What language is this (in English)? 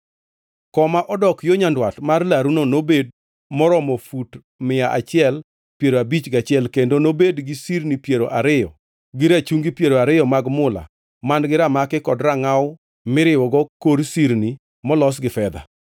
Luo (Kenya and Tanzania)